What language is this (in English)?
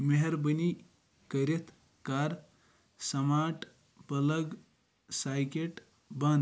Kashmiri